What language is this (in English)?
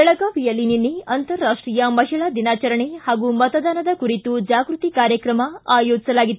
Kannada